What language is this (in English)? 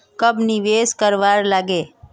Magahi